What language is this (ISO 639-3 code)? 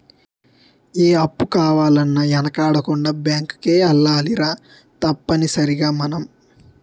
tel